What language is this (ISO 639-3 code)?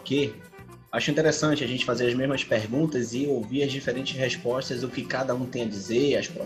por